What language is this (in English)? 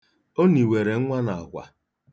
Igbo